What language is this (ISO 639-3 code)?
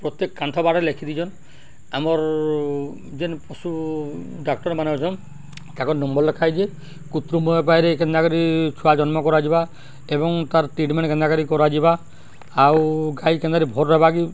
ori